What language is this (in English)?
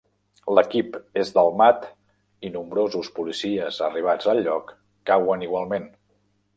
Catalan